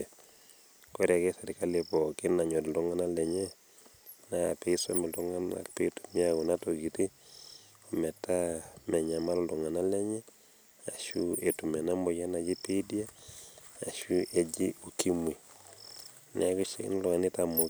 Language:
Masai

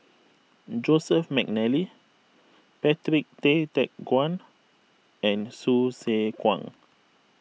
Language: English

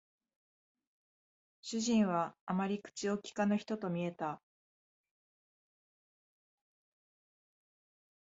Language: Japanese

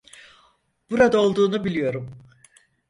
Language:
Turkish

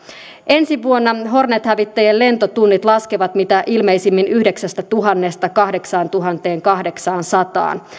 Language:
Finnish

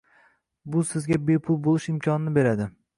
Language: Uzbek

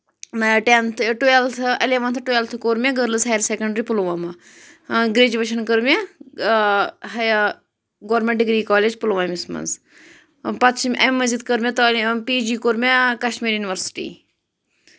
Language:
Kashmiri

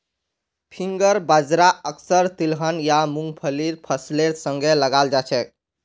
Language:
Magahi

